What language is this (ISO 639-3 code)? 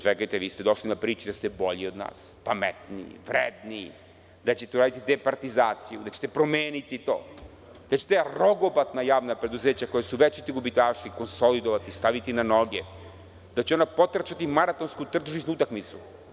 srp